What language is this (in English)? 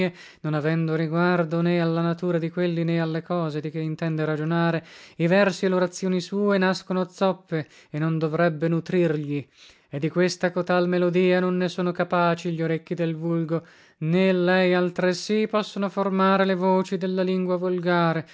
Italian